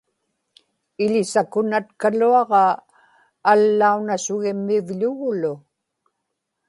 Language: Inupiaq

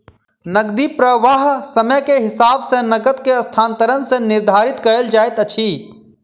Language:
Maithili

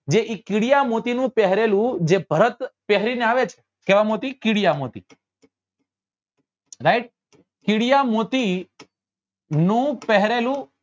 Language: Gujarati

